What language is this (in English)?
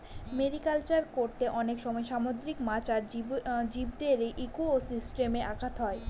Bangla